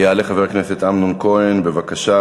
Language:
Hebrew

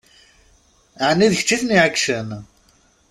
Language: Kabyle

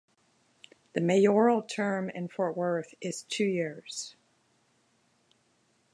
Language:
English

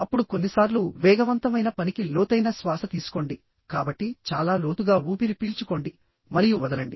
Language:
Telugu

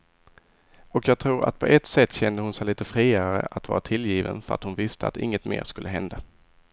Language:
Swedish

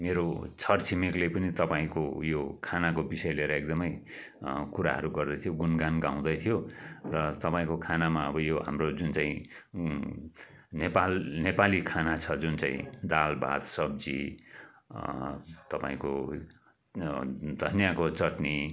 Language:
Nepali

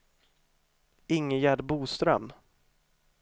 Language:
Swedish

